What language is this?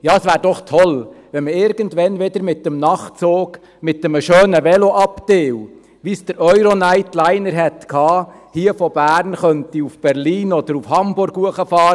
Swiss German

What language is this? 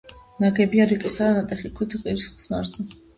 Georgian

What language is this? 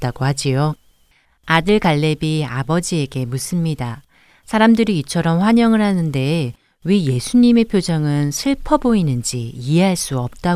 Korean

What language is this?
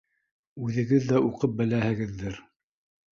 Bashkir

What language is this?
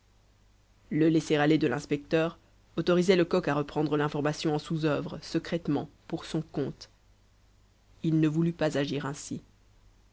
French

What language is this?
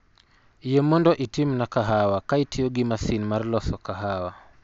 Luo (Kenya and Tanzania)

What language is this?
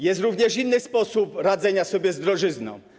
Polish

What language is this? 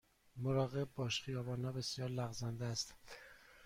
Persian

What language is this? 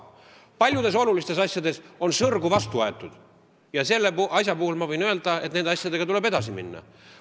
Estonian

